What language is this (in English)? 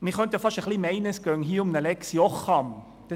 Swiss German